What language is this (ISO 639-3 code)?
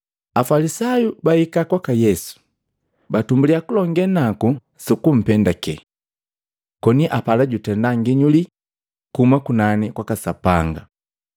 mgv